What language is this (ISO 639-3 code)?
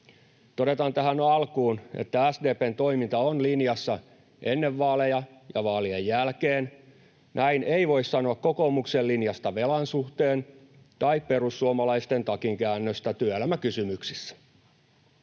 fin